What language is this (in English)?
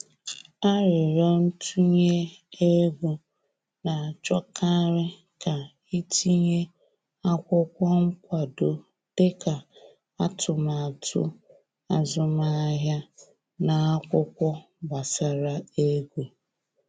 Igbo